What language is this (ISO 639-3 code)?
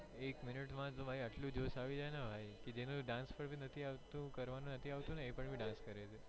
guj